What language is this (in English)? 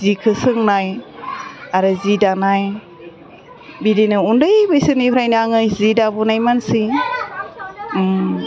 Bodo